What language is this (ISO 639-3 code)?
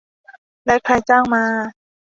tha